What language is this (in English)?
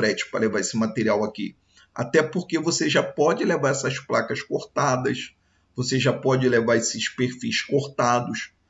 Portuguese